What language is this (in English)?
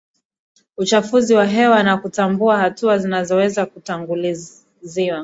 Swahili